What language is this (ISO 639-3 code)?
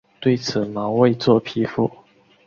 zho